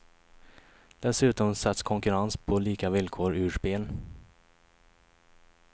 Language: Swedish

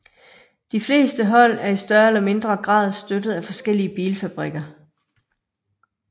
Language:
Danish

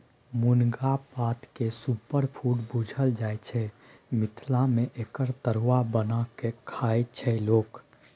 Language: Maithili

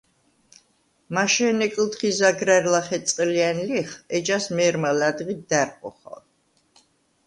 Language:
Svan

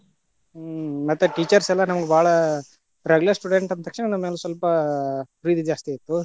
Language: Kannada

